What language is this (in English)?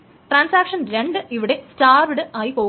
Malayalam